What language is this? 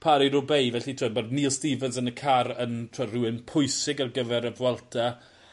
Welsh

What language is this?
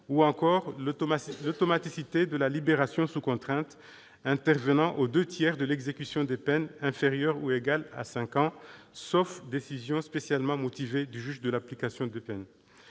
French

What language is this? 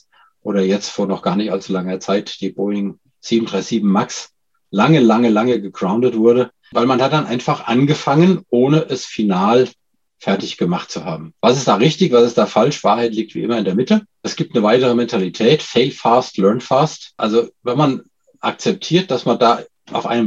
German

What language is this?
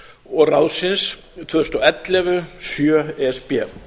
Icelandic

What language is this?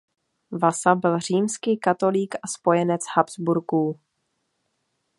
Czech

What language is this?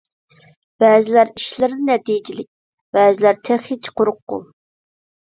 Uyghur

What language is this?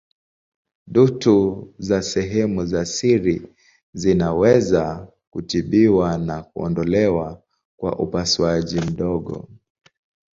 Swahili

